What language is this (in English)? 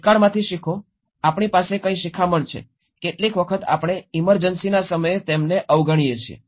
Gujarati